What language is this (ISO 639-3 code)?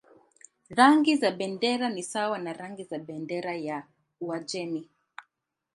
swa